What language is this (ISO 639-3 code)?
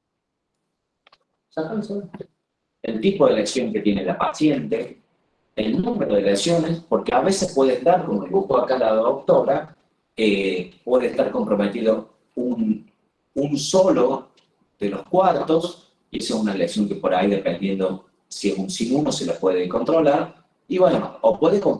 spa